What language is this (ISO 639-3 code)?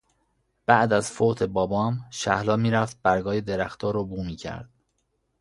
fas